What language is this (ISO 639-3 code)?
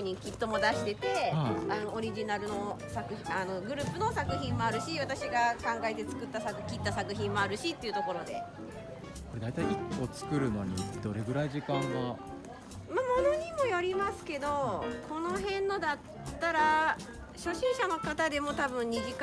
jpn